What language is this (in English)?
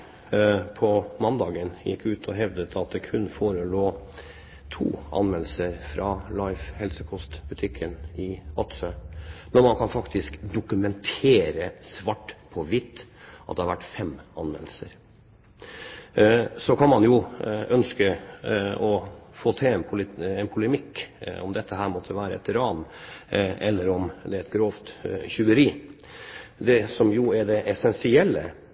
Norwegian Bokmål